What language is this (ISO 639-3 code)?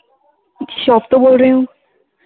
pan